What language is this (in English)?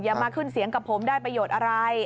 Thai